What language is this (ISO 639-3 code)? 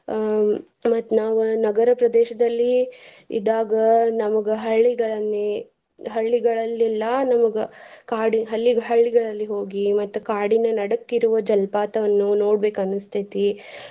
kan